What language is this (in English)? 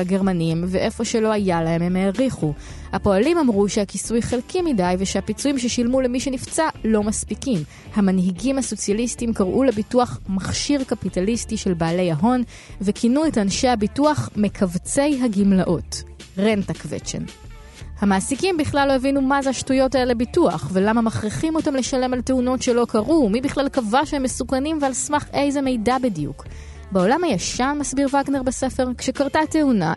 Hebrew